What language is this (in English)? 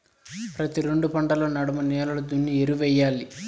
Telugu